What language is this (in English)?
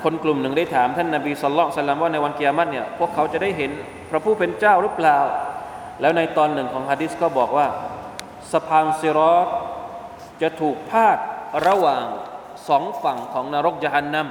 Thai